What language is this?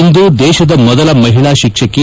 Kannada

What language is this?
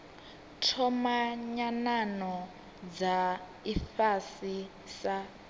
Venda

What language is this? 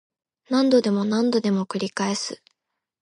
Japanese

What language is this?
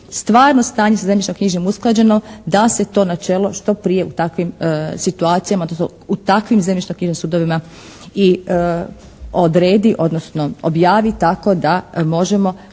Croatian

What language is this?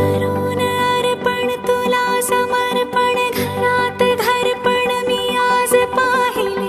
Hindi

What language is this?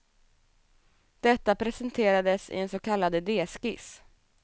Swedish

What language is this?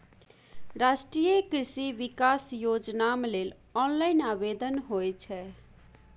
Maithili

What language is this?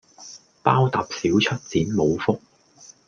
Cantonese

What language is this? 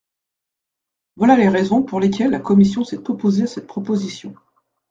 French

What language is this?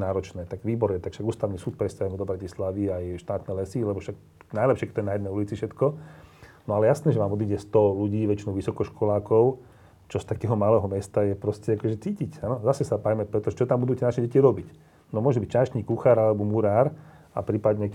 Slovak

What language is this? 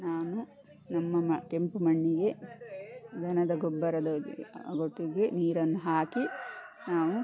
Kannada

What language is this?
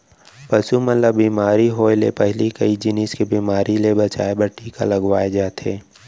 Chhattisgarhi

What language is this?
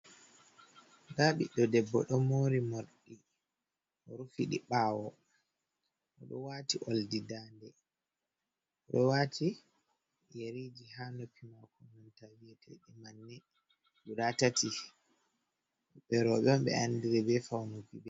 Fula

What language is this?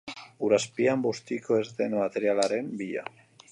Basque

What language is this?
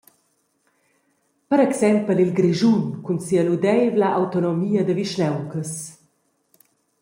Romansh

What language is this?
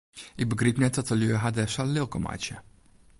Western Frisian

